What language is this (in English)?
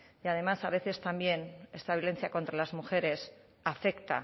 Spanish